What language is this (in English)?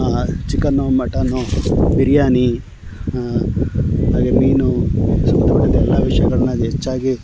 Kannada